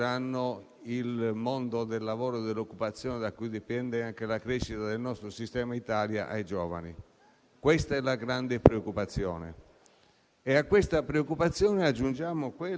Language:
Italian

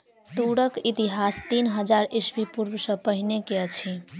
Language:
Maithili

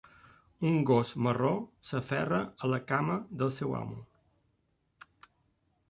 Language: Catalan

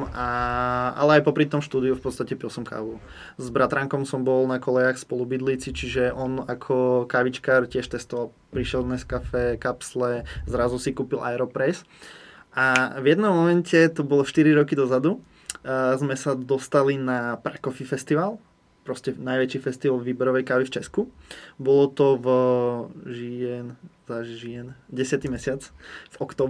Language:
Czech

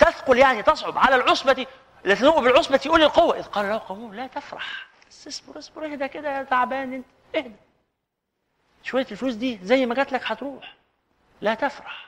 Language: Arabic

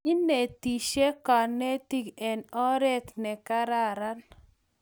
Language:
Kalenjin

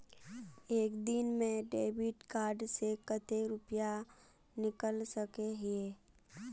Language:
Magahi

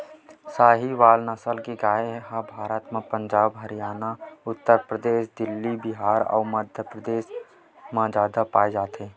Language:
Chhattisgarhi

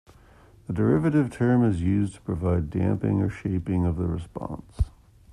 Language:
English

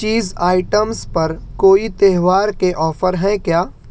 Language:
Urdu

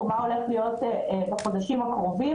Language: Hebrew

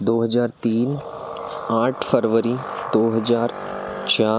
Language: Hindi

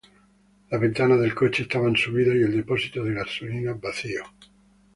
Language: Spanish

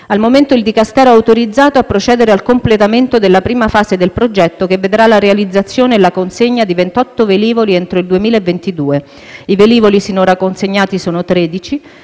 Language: Italian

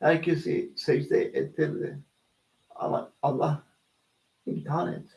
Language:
Turkish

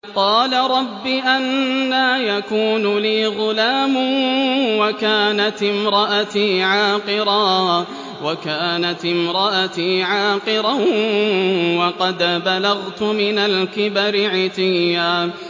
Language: Arabic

